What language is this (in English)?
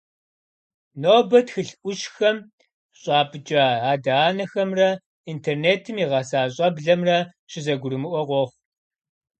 Kabardian